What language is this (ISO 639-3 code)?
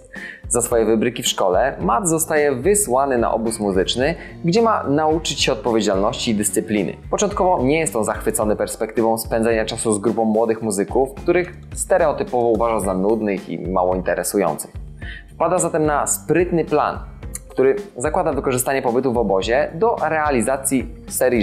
pol